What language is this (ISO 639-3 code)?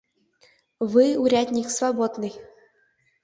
chm